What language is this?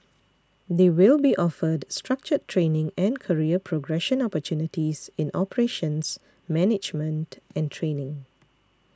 English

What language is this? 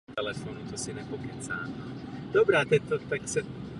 Czech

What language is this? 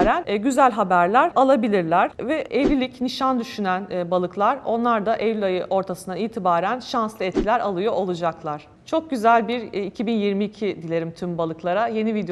Turkish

